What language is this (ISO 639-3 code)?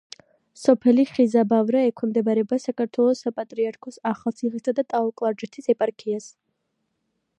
kat